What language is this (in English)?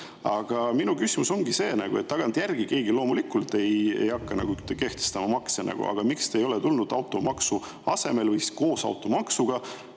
Estonian